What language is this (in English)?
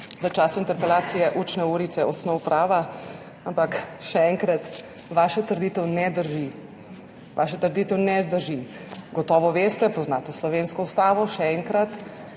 Slovenian